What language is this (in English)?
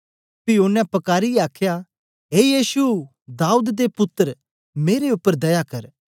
Dogri